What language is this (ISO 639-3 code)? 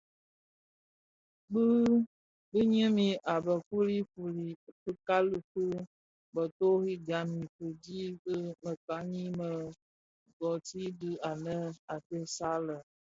ksf